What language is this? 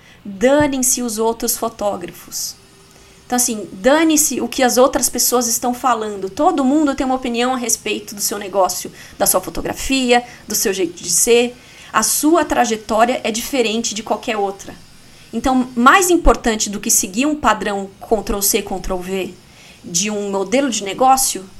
Portuguese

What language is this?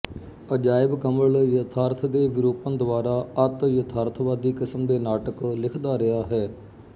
Punjabi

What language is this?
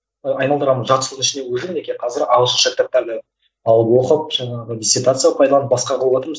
Kazakh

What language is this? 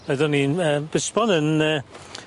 Welsh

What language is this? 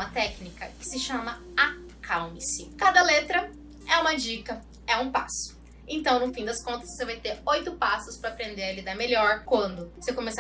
Portuguese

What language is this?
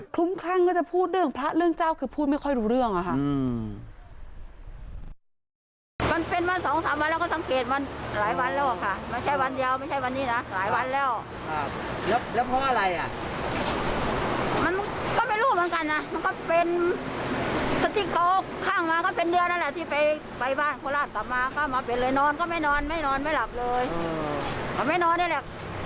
Thai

